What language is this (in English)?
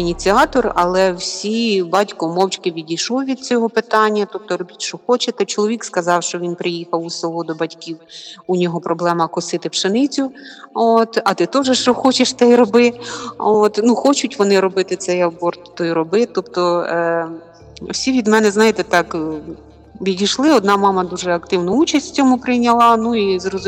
Ukrainian